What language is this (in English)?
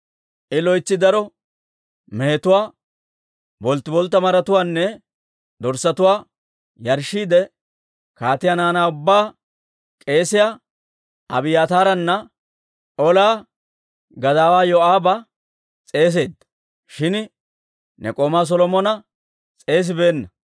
Dawro